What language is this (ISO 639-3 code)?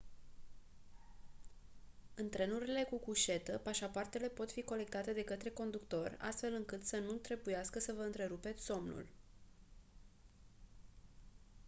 ron